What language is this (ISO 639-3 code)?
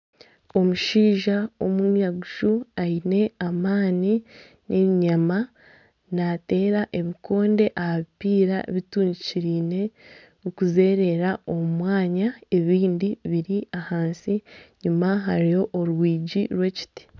nyn